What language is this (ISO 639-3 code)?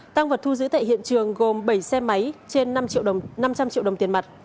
vie